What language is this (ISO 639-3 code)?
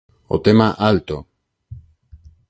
glg